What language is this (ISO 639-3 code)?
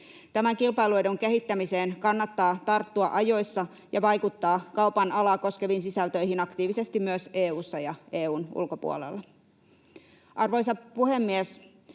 fin